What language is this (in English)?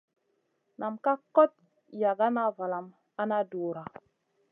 Masana